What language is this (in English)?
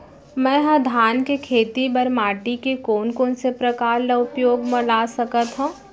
Chhattisgarhi